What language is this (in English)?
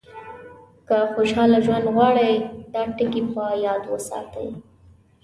Pashto